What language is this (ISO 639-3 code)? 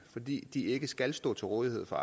dan